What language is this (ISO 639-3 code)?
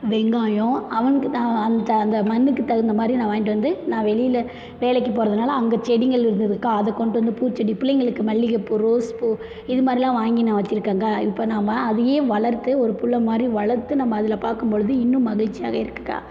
tam